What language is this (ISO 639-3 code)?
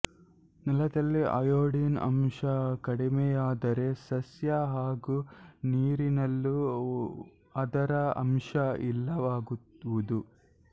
kan